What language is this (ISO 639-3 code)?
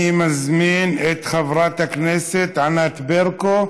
heb